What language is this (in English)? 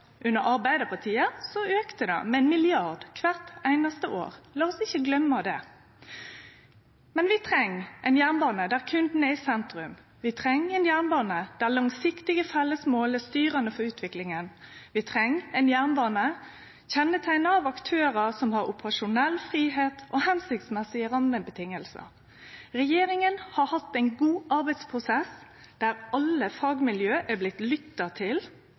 Norwegian Nynorsk